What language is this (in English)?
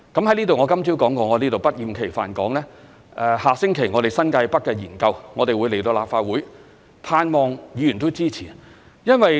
Cantonese